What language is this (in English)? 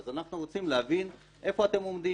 Hebrew